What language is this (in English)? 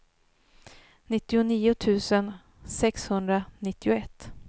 Swedish